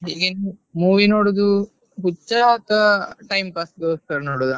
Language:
Kannada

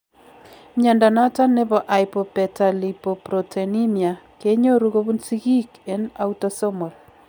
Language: Kalenjin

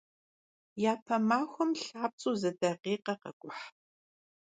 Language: Kabardian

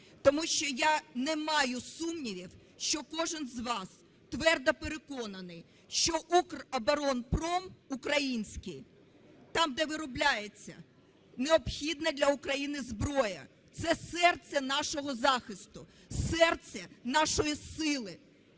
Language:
Ukrainian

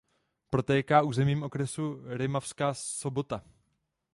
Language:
Czech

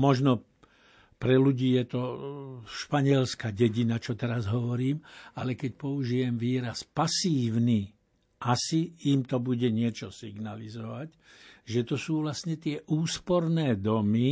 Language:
Slovak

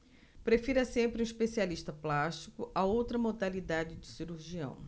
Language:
Portuguese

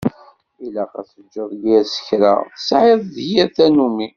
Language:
Kabyle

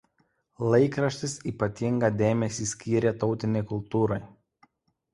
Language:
Lithuanian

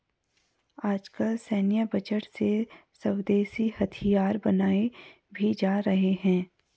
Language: Hindi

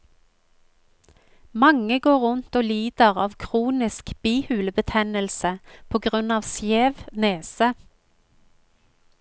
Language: Norwegian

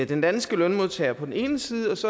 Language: Danish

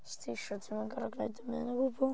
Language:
Welsh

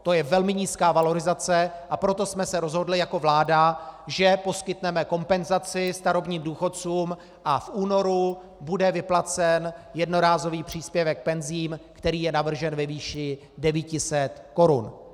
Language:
Czech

